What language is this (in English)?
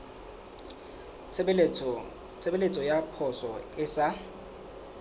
Southern Sotho